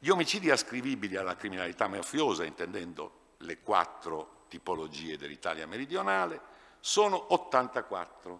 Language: Italian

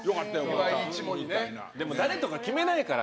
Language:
Japanese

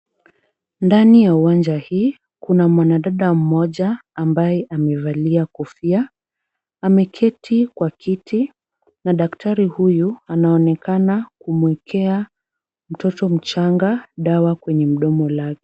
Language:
Swahili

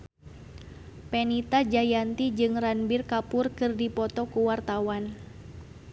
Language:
Sundanese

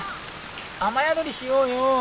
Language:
Japanese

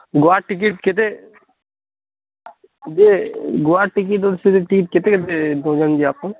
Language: Odia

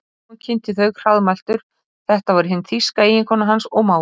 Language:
Icelandic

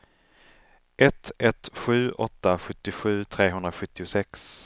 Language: Swedish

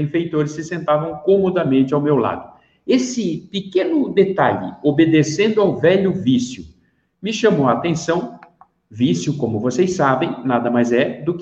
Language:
Portuguese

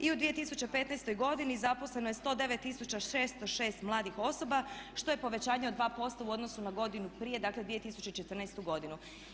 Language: Croatian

